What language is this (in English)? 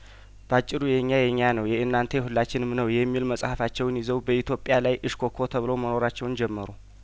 Amharic